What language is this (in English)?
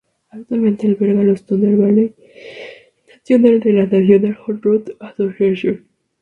Spanish